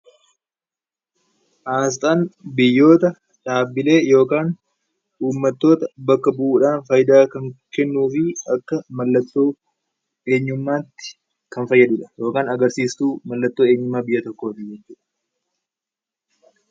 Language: Oromo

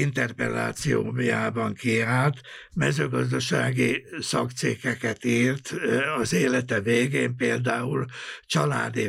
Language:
Hungarian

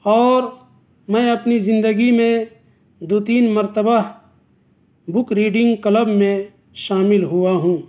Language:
Urdu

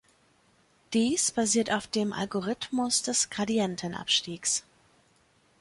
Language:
German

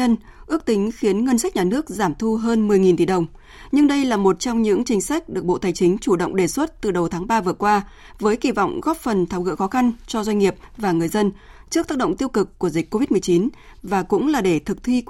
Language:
Vietnamese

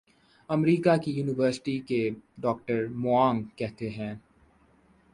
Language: Urdu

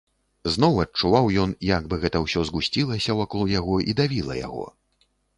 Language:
Belarusian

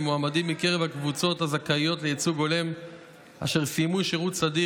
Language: Hebrew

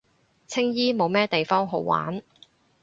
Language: Cantonese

